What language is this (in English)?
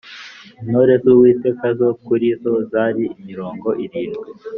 Kinyarwanda